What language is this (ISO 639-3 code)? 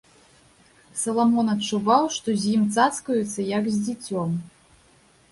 bel